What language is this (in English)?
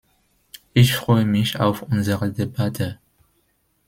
German